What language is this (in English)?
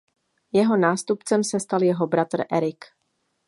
Czech